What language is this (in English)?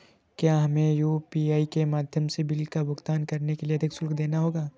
Hindi